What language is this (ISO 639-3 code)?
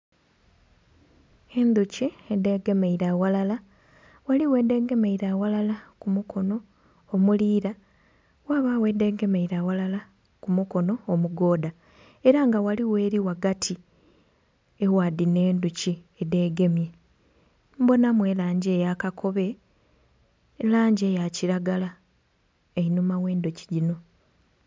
xog